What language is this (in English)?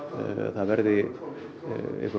Icelandic